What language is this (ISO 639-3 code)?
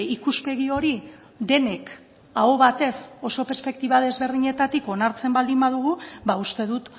eus